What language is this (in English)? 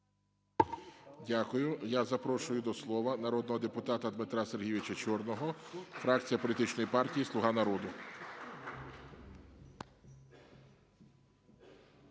Ukrainian